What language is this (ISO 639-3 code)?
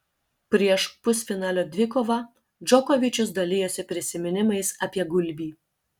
lit